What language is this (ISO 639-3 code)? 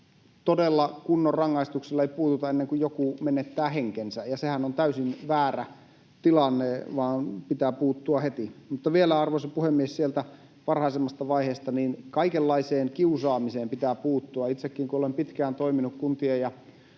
fin